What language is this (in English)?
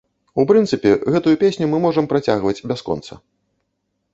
Belarusian